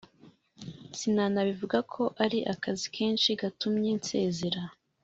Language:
Kinyarwanda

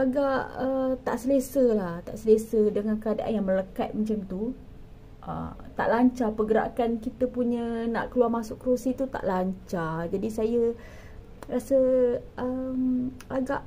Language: Malay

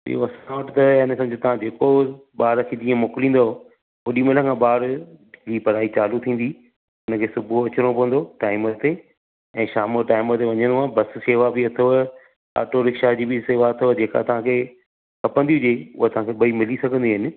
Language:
Sindhi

